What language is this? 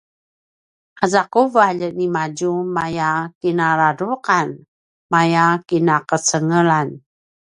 Paiwan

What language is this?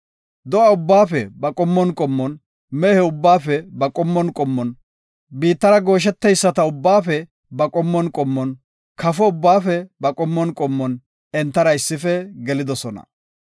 Gofa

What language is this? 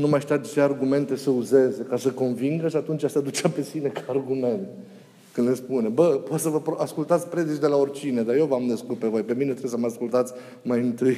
Romanian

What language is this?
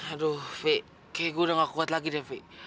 Indonesian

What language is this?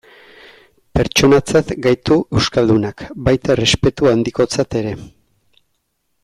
Basque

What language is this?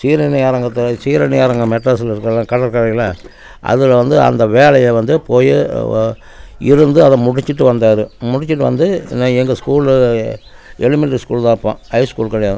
Tamil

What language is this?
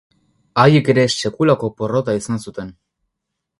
Basque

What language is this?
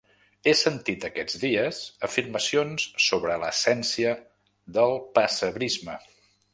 Catalan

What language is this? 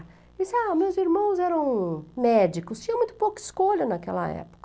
Portuguese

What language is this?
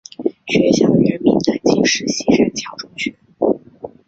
Chinese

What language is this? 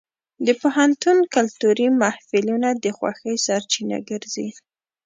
Pashto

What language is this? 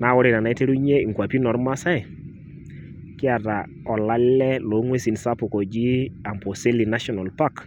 Masai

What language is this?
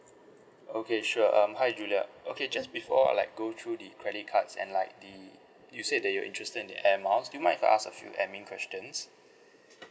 English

